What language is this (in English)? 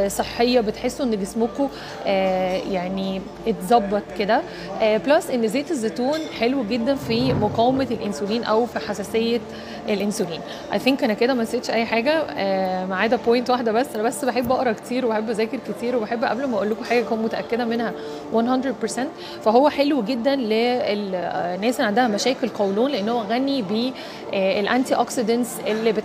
Arabic